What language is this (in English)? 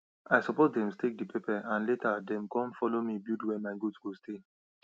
Nigerian Pidgin